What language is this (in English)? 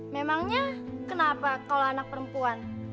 Indonesian